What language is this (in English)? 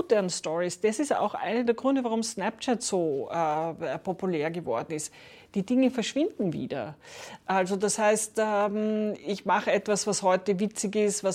German